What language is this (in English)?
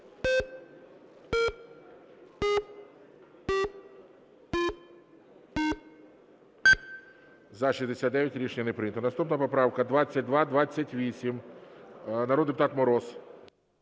Ukrainian